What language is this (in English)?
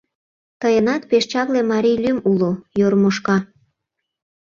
Mari